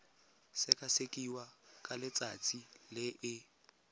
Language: Tswana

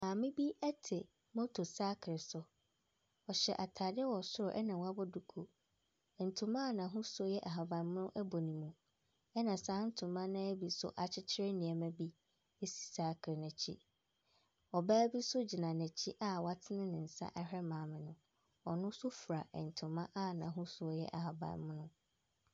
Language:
Akan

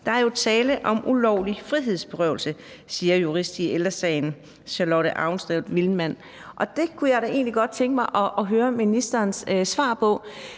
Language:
Danish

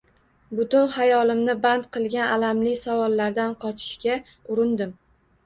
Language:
Uzbek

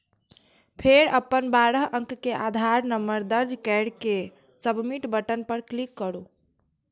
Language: Maithili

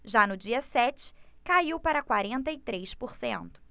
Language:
Portuguese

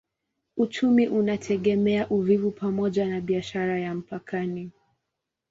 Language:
Swahili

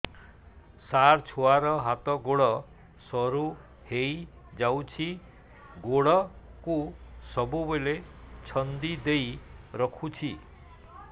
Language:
Odia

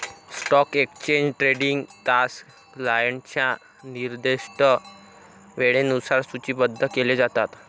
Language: Marathi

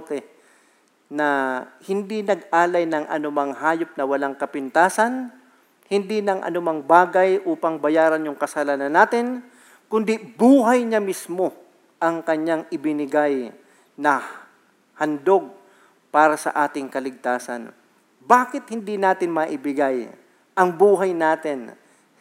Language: Filipino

